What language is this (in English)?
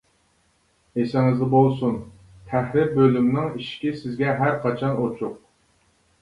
Uyghur